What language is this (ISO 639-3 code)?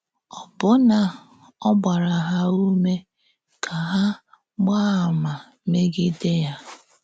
ibo